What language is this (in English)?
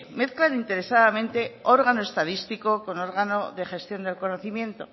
Spanish